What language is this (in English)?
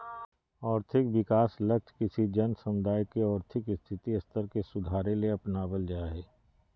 Magahi